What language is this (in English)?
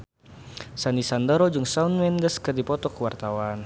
Sundanese